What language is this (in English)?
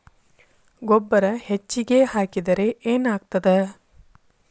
Kannada